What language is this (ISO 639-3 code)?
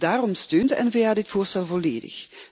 nld